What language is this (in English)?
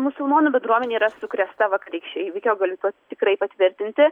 Lithuanian